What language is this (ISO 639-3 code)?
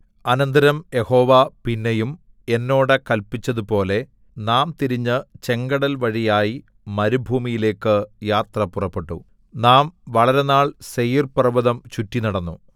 mal